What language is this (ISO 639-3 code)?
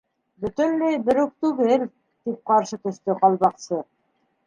bak